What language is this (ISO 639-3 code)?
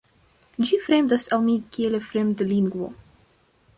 epo